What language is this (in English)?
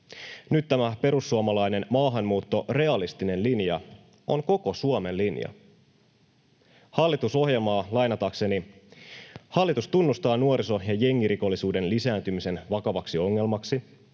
Finnish